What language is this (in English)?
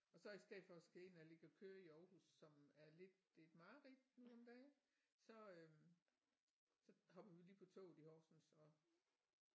Danish